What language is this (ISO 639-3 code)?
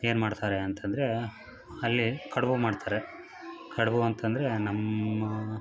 kan